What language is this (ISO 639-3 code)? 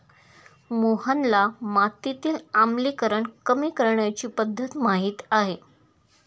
mar